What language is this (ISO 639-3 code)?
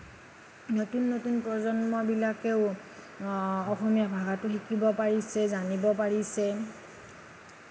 asm